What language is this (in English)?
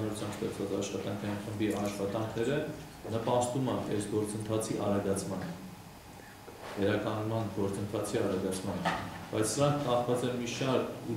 Turkish